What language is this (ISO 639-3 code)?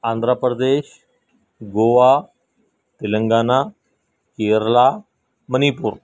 urd